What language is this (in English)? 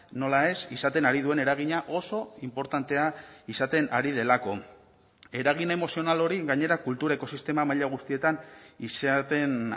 Basque